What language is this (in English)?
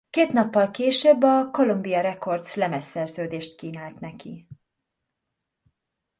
Hungarian